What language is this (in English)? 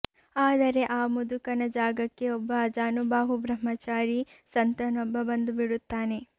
Kannada